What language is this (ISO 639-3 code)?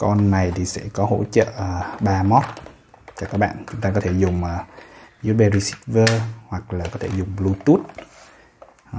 vie